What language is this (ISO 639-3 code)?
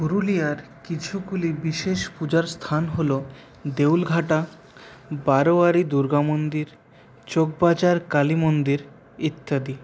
ben